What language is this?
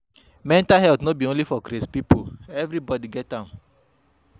Nigerian Pidgin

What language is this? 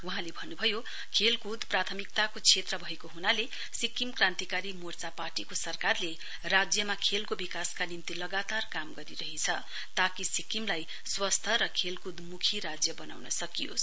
Nepali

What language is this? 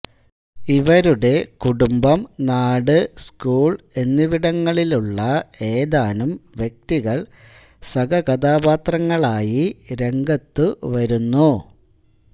Malayalam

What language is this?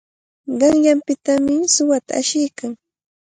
Cajatambo North Lima Quechua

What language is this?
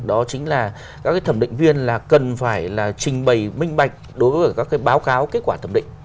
Vietnamese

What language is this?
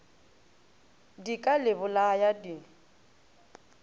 Northern Sotho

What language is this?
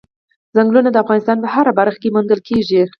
Pashto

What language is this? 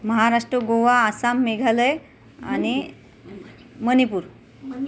Marathi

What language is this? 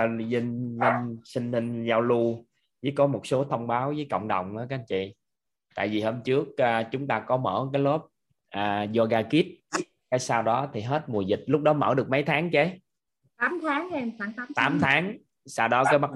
Vietnamese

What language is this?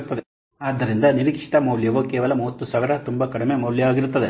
Kannada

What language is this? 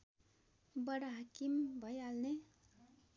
Nepali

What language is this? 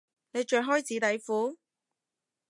Cantonese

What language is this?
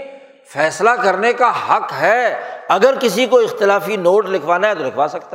Urdu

